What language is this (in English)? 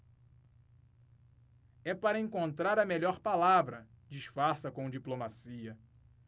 Portuguese